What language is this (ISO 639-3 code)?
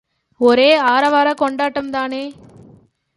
tam